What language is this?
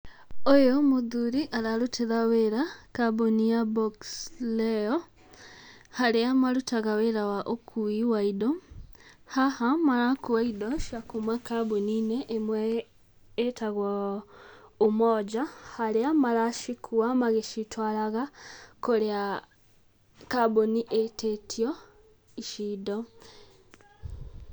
Kikuyu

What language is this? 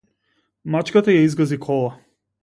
Macedonian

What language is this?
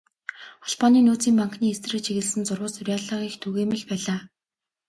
Mongolian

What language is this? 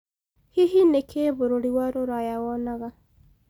Kikuyu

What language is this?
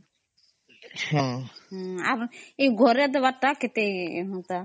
Odia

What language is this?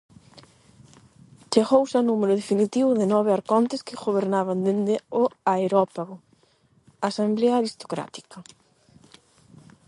Galician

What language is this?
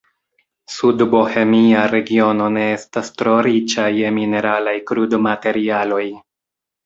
Esperanto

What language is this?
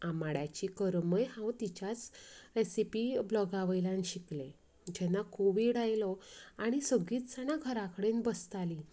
Konkani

